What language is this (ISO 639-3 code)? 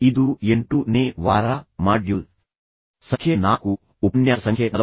kan